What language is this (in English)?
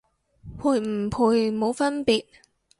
Cantonese